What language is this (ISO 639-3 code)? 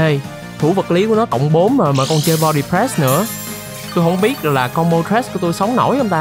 vie